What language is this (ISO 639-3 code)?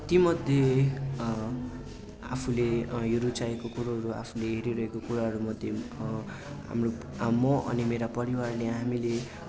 nep